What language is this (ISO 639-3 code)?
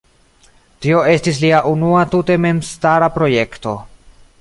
epo